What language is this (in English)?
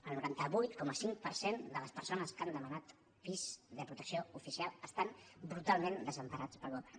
Catalan